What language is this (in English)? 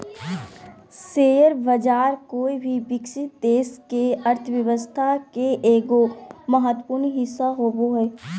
Magahi